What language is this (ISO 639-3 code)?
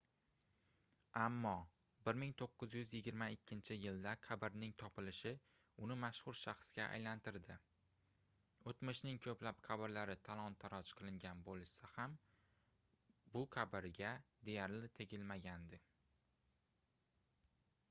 uzb